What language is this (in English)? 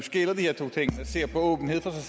Danish